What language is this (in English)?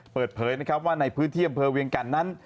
Thai